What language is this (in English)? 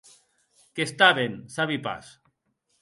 Occitan